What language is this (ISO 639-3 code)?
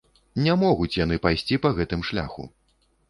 bel